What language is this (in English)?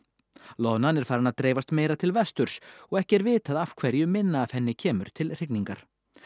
Icelandic